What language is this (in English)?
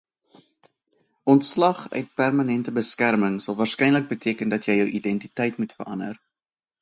Afrikaans